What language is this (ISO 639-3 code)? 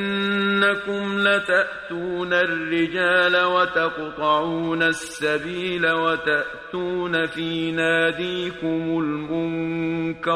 fas